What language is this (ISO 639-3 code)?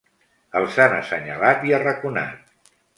cat